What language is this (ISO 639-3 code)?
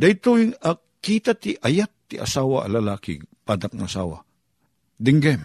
fil